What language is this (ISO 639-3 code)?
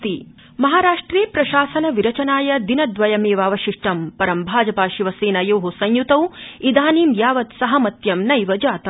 san